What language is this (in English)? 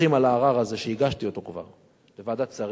Hebrew